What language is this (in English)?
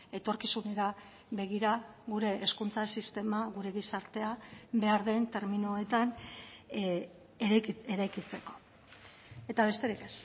Basque